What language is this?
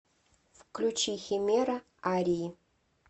Russian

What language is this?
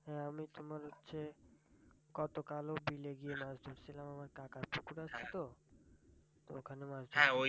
Bangla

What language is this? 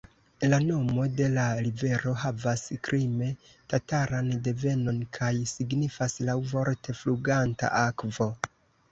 Esperanto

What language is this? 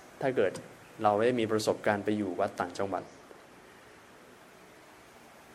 Thai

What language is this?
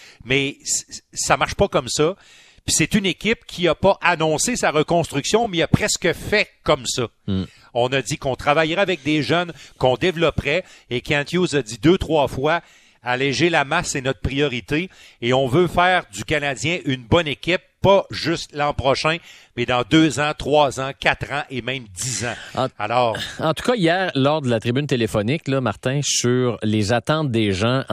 French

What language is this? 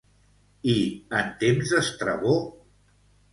Catalan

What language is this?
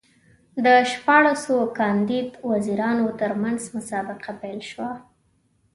Pashto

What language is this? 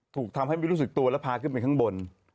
Thai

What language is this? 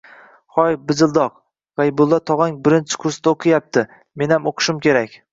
Uzbek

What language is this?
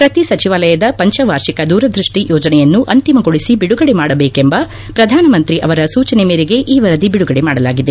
Kannada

